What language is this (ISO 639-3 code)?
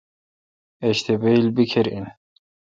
xka